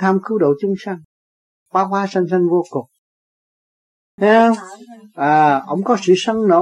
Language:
Vietnamese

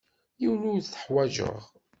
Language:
Kabyle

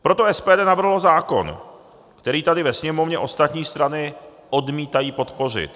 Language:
Czech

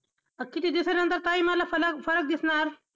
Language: Marathi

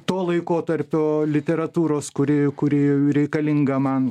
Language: Lithuanian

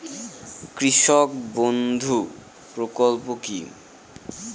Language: Bangla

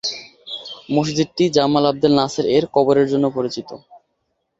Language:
Bangla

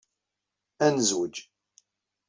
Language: Kabyle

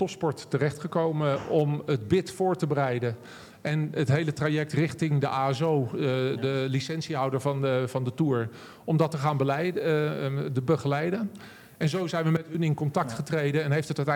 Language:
Dutch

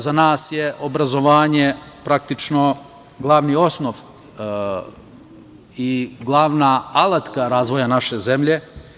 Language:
Serbian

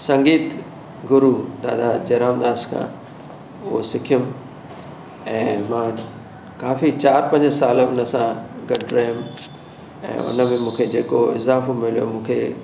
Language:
Sindhi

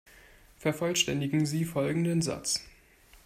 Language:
German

